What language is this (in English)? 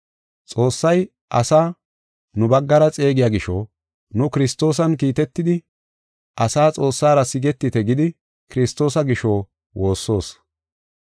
Gofa